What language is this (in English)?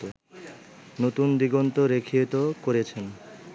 Bangla